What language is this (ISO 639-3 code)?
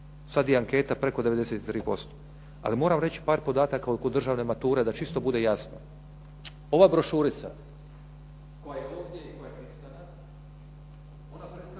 hrv